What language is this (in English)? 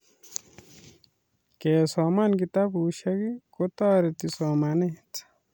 Kalenjin